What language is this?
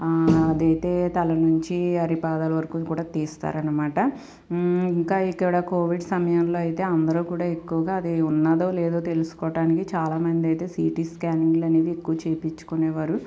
Telugu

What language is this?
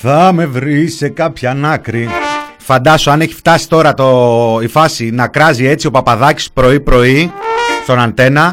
Greek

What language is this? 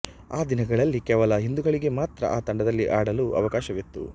Kannada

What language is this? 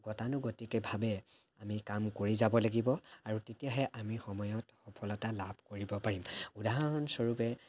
Assamese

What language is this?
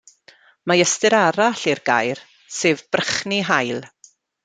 Welsh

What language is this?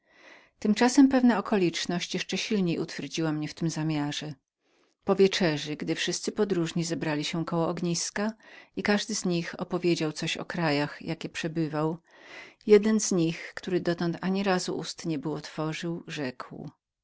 Polish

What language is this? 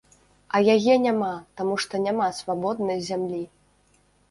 Belarusian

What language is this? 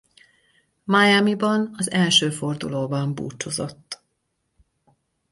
Hungarian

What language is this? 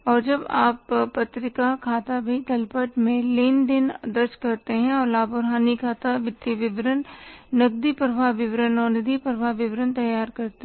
Hindi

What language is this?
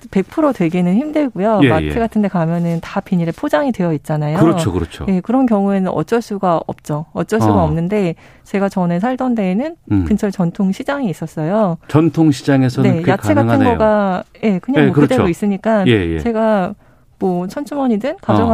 Korean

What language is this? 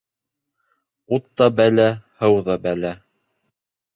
Bashkir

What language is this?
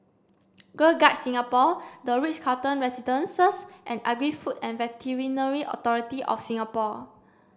English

